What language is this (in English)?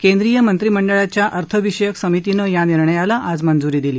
Marathi